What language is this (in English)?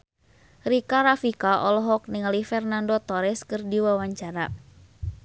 Sundanese